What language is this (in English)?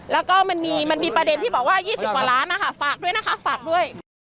Thai